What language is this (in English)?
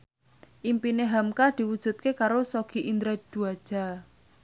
Javanese